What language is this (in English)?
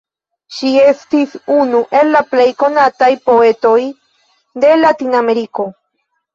Esperanto